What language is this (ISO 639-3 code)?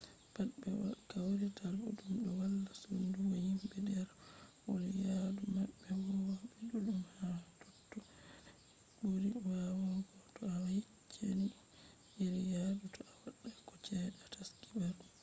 ful